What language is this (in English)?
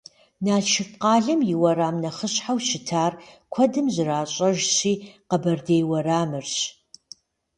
Kabardian